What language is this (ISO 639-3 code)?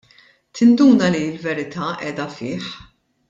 mlt